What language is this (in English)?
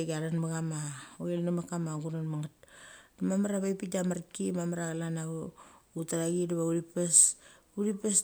Mali